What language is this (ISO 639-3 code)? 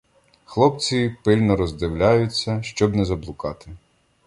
ukr